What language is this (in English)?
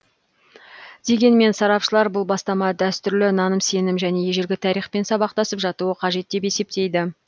Kazakh